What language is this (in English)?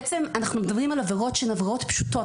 Hebrew